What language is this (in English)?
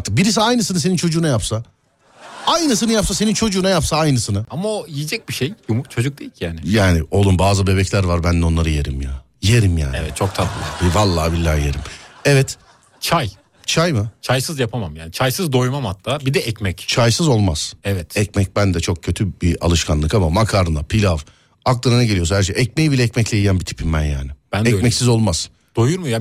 Turkish